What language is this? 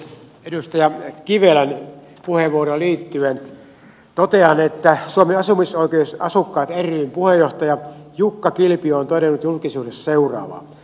Finnish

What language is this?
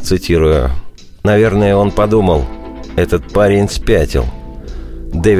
Russian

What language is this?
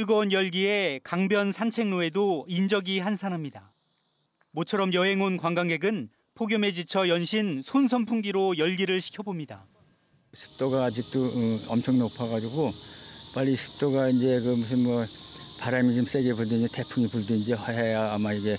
Korean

